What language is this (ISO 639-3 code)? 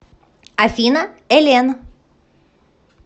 rus